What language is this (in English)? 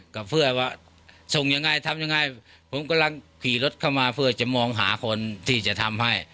Thai